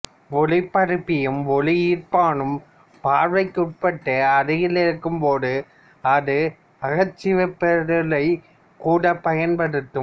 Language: Tamil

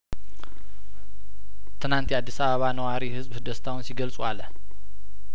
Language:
Amharic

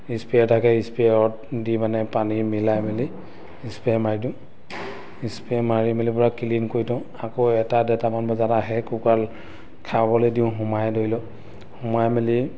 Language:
Assamese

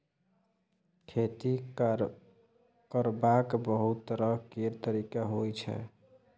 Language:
Maithili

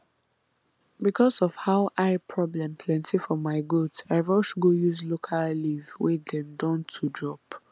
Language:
Nigerian Pidgin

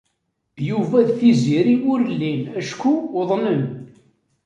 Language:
Kabyle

